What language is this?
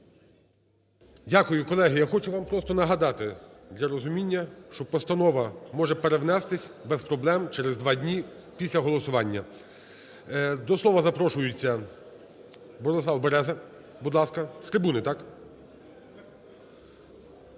Ukrainian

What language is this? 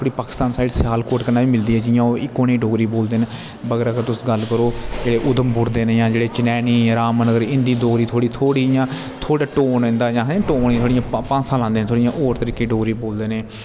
Dogri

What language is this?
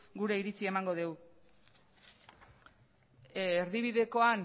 Basque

